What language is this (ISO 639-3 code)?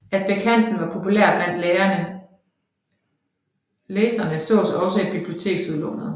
dan